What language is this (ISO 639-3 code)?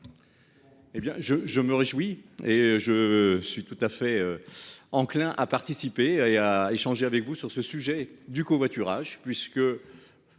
fra